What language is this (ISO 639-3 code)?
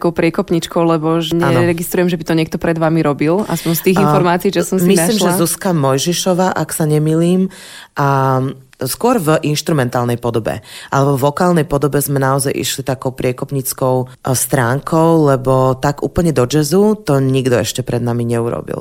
slk